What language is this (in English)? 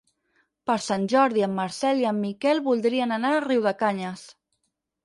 Catalan